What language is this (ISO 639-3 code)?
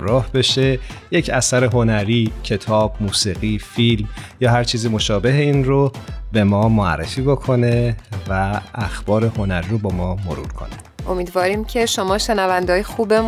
fas